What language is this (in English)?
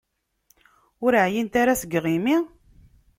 Kabyle